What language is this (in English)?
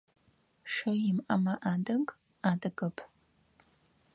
Adyghe